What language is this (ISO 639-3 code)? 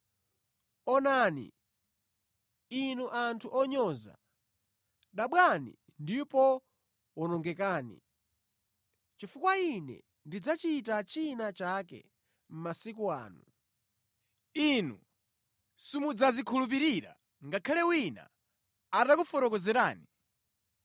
nya